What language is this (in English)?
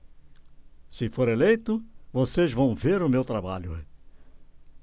Portuguese